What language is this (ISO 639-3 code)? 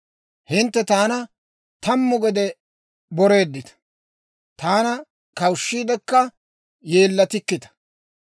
dwr